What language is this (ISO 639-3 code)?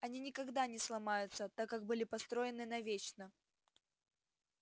rus